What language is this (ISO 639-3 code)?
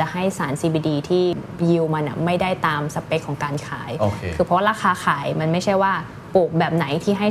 tha